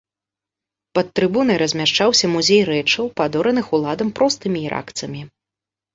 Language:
Belarusian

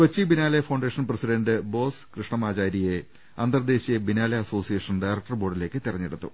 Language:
Malayalam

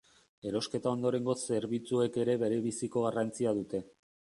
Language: Basque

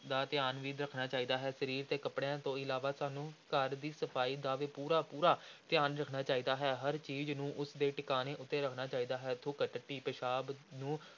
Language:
Punjabi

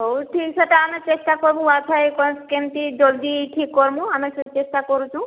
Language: Odia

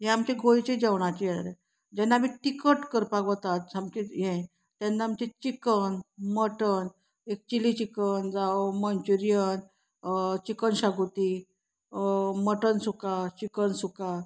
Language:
Konkani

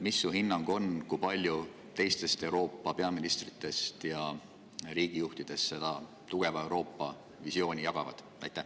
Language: Estonian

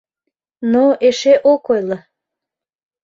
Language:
Mari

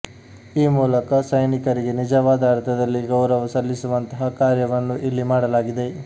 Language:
Kannada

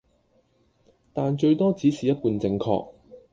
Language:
Cantonese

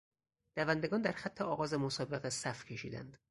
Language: Persian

